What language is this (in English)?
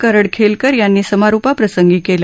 Marathi